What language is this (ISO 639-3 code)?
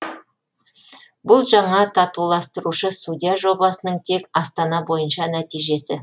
kaz